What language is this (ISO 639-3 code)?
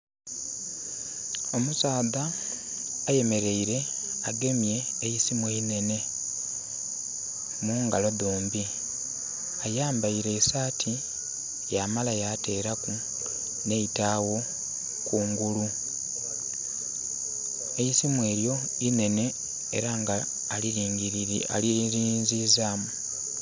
xog